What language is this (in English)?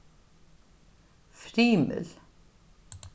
Faroese